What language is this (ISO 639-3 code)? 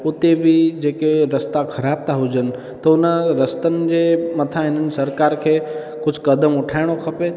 snd